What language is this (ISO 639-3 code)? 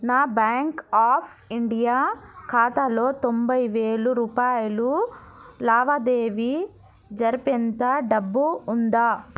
tel